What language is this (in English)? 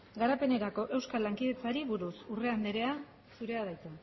Basque